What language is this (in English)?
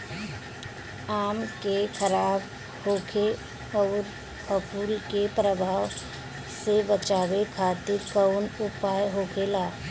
Bhojpuri